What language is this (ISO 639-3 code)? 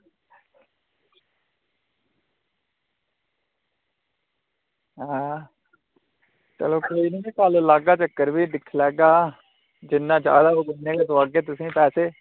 doi